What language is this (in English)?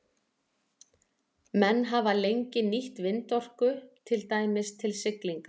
Icelandic